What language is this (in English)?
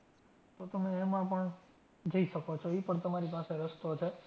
Gujarati